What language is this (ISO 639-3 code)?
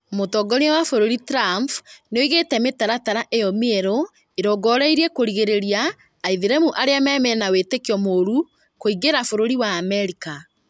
kik